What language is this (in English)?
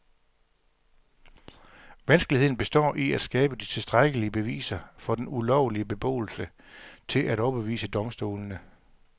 Danish